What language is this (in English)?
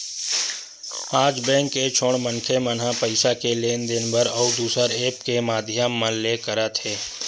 Chhattisgarhi